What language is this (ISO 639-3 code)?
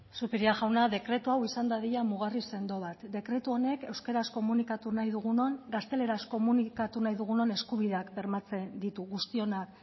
eus